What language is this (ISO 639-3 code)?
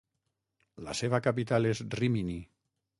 cat